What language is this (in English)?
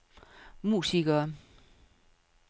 Danish